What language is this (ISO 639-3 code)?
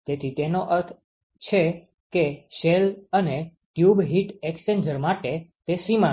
guj